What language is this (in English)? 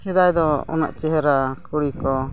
Santali